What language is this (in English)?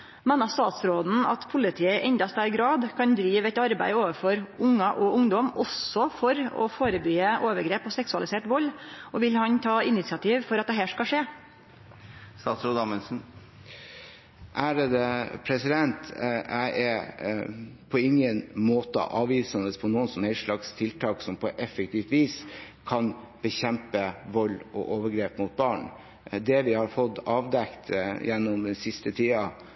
Norwegian